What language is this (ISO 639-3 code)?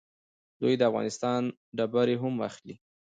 pus